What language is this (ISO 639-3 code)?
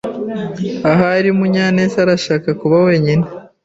kin